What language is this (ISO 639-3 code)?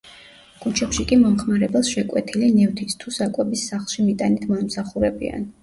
kat